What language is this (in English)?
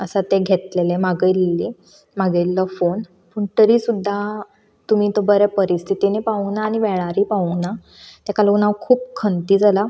Konkani